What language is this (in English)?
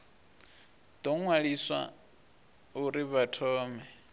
Venda